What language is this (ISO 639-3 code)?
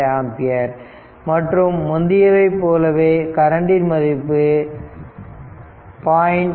tam